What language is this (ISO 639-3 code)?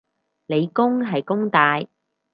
yue